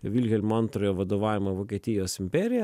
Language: Lithuanian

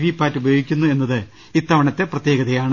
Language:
Malayalam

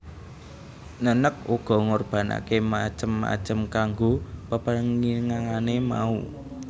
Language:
Javanese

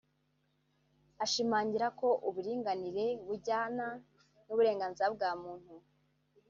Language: Kinyarwanda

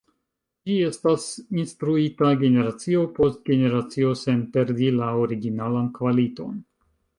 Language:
Esperanto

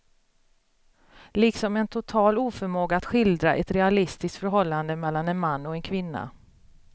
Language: Swedish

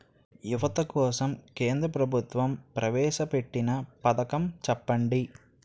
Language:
Telugu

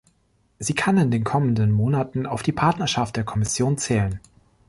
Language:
German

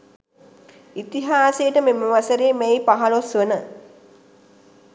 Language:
Sinhala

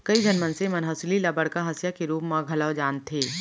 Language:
Chhattisgarhi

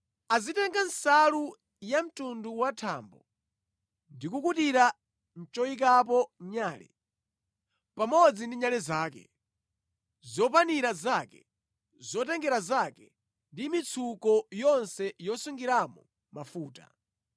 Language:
Nyanja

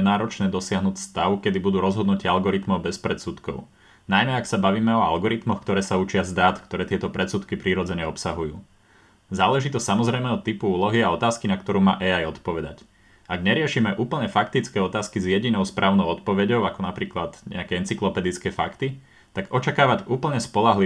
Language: Slovak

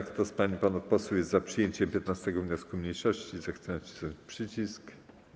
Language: Polish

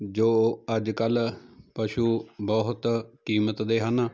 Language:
Punjabi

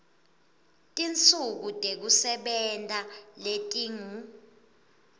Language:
Swati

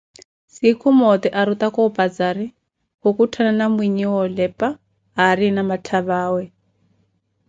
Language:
Koti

